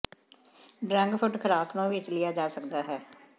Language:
Punjabi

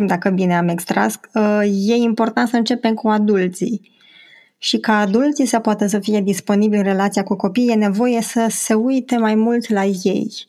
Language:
Romanian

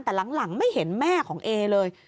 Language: Thai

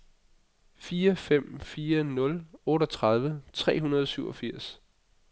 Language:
Danish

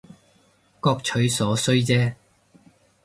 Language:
Cantonese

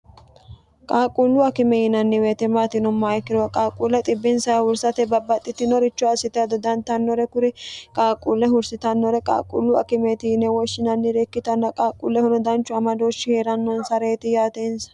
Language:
Sidamo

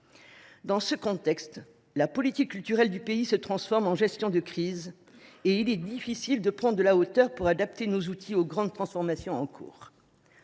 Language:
French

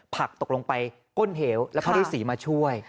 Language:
Thai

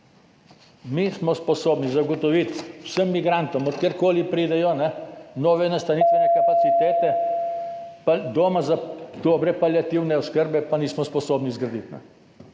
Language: Slovenian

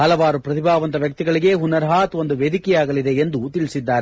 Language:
Kannada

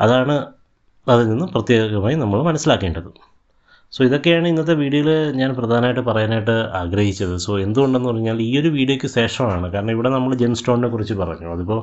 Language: Malayalam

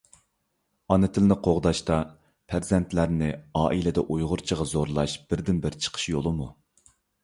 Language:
Uyghur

